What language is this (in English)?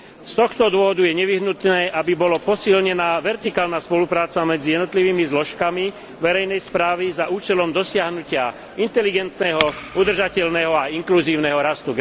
Slovak